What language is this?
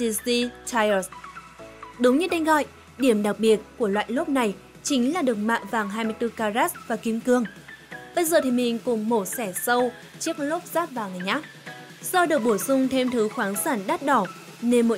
Vietnamese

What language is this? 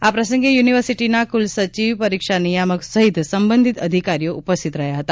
Gujarati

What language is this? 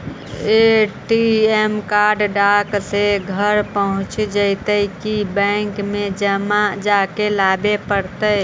Magahi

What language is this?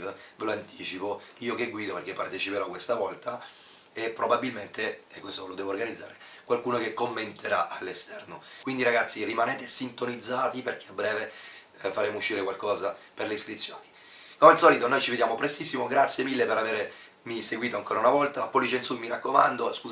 Italian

